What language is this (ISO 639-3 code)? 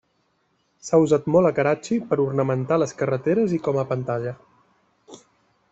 cat